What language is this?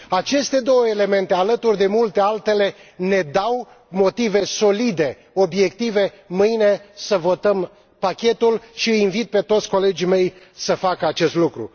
Romanian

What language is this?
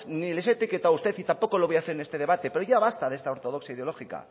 Spanish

